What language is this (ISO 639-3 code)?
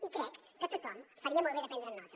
cat